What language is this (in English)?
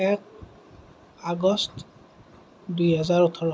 Assamese